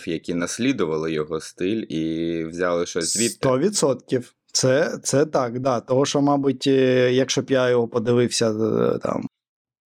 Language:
Ukrainian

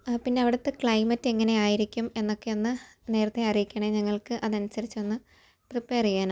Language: Malayalam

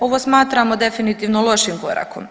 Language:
Croatian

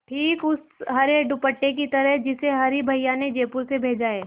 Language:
Hindi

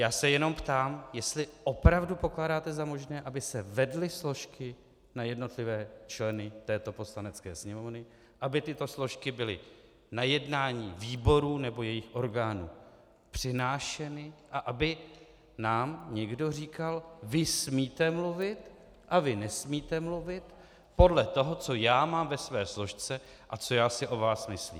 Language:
Czech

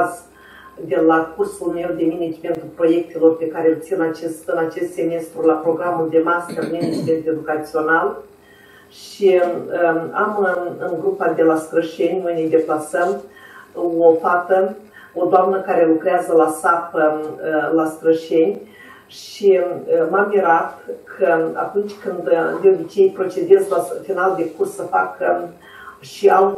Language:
Romanian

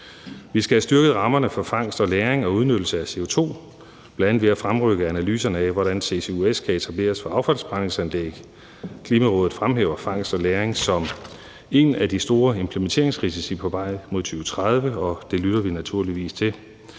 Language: Danish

